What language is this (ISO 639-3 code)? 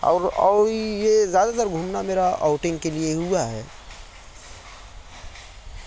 urd